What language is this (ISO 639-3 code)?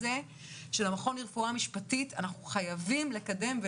heb